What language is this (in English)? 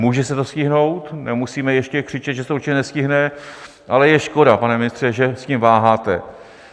Czech